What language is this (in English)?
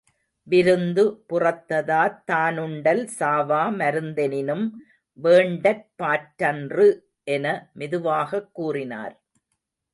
Tamil